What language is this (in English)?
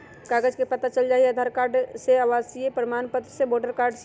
Magahi